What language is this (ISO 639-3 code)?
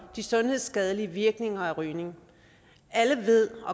dan